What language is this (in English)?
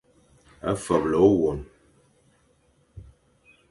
Fang